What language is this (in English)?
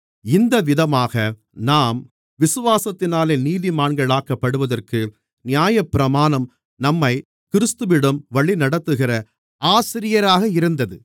Tamil